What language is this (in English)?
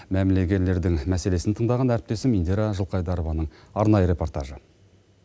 Kazakh